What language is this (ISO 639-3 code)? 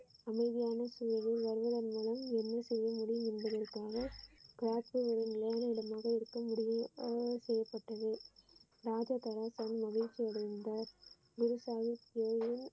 tam